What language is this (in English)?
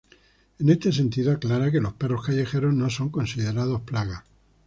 Spanish